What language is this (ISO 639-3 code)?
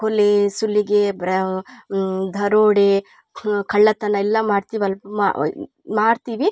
kan